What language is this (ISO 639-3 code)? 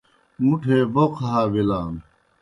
plk